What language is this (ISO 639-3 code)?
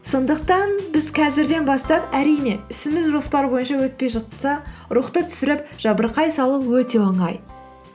kaz